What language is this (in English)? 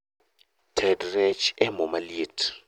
Luo (Kenya and Tanzania)